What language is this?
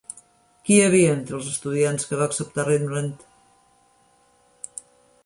Catalan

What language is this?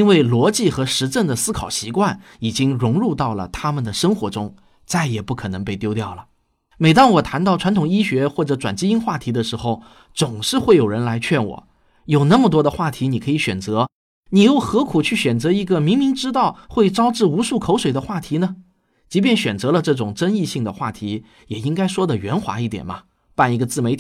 Chinese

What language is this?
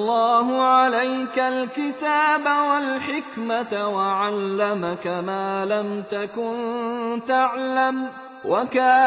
Arabic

